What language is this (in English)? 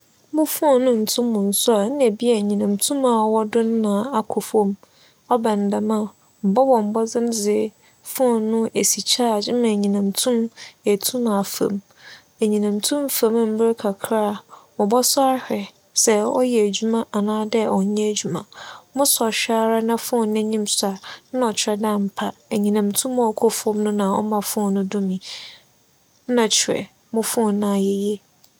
Akan